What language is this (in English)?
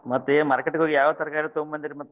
Kannada